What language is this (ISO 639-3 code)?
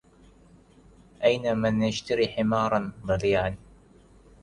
ara